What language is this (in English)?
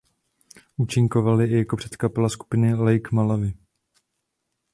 Czech